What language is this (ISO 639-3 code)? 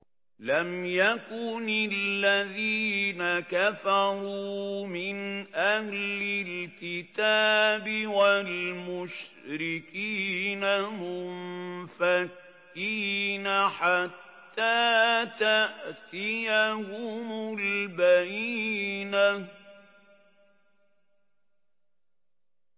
ara